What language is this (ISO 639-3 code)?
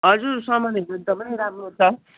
nep